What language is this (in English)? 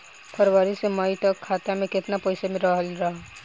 Bhojpuri